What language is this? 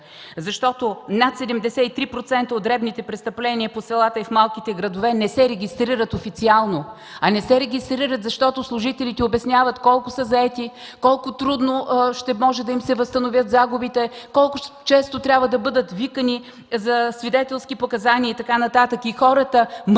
Bulgarian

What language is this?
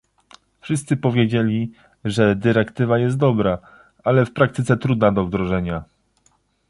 Polish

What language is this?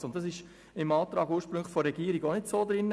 Swiss German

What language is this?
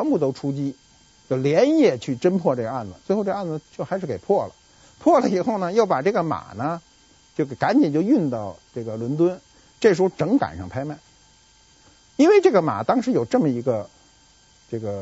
Chinese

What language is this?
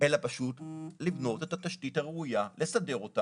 Hebrew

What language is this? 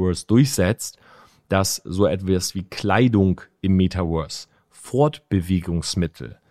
German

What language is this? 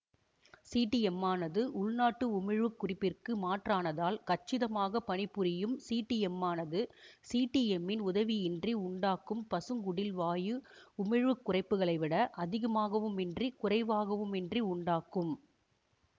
Tamil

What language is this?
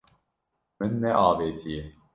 Kurdish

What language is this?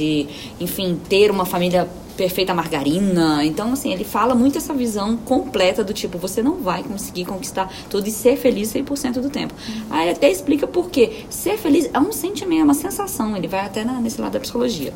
Portuguese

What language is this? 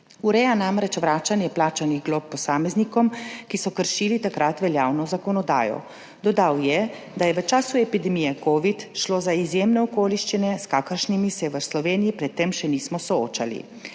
Slovenian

